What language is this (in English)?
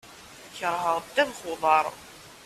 Kabyle